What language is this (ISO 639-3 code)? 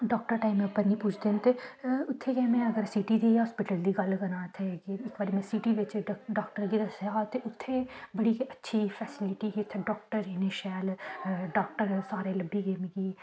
doi